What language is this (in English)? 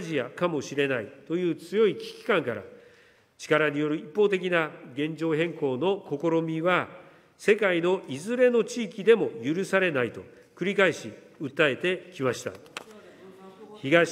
Japanese